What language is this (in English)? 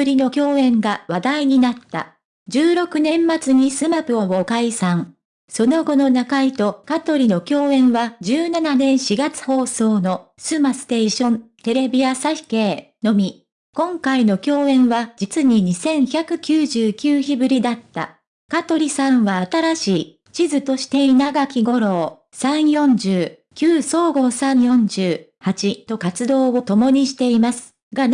Japanese